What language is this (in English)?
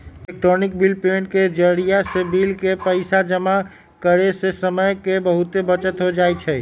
Magahi